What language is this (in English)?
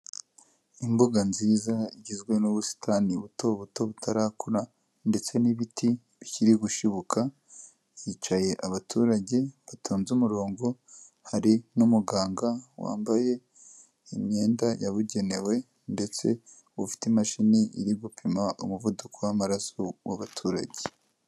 Kinyarwanda